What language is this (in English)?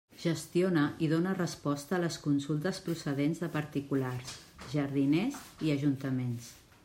Catalan